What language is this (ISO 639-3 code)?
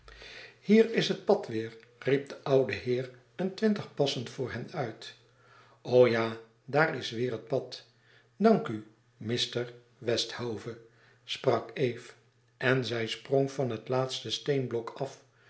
nld